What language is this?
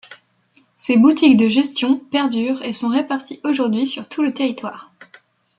French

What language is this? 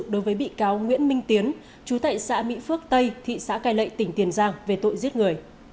Vietnamese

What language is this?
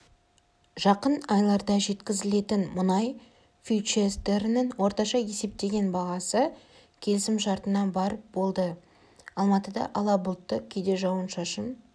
Kazakh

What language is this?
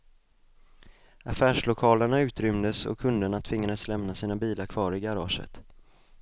Swedish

